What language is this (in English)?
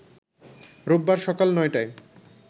Bangla